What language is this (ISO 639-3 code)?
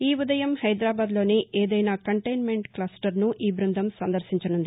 tel